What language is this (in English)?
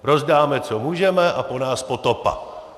Czech